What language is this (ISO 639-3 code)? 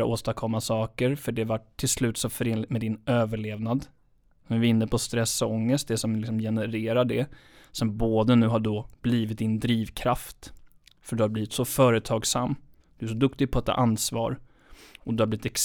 swe